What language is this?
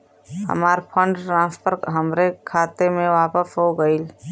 Bhojpuri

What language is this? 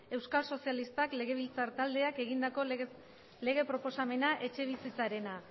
Basque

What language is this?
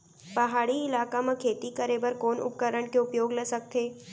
Chhattisgarhi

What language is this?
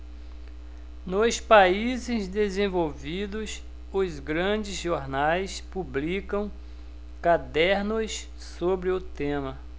Portuguese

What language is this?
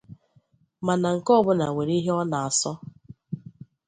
Igbo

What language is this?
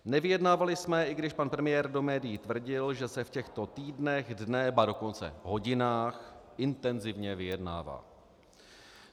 Czech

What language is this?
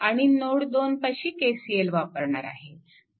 Marathi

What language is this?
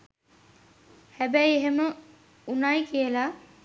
Sinhala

